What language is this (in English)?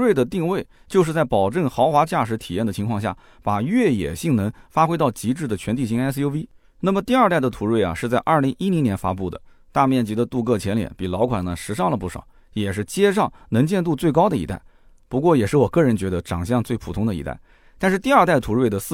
Chinese